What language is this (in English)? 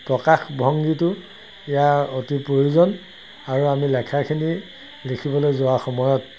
Assamese